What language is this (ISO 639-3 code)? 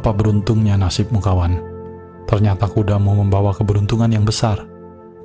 ind